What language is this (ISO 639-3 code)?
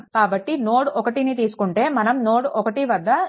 tel